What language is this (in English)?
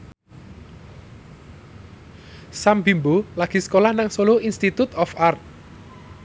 Javanese